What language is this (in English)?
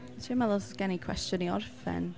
Welsh